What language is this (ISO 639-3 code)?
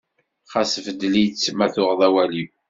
kab